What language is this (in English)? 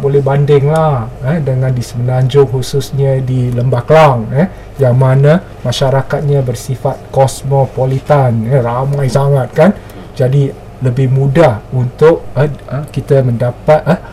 Malay